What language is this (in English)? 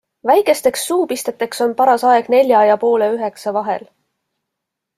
Estonian